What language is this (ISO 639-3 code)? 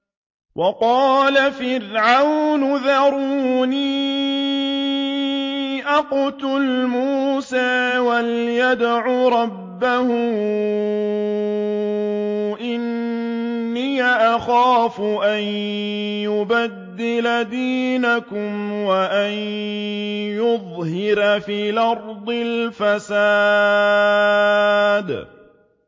ara